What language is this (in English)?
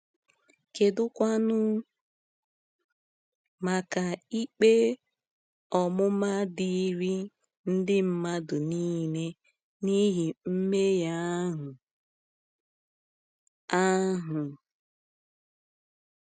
Igbo